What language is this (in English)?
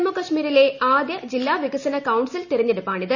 Malayalam